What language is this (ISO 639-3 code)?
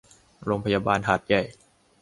tha